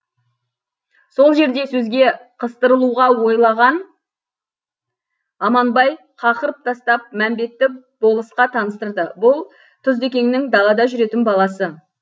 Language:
Kazakh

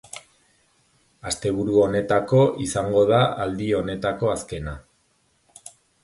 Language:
Basque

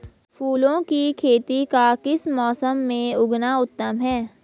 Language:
Hindi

